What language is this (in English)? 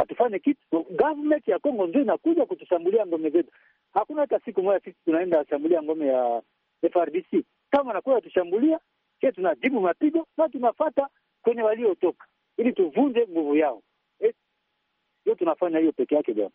Swahili